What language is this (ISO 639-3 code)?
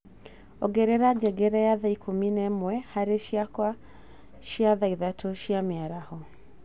kik